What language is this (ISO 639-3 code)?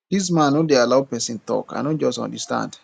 pcm